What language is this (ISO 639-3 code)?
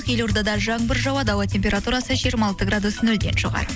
kaz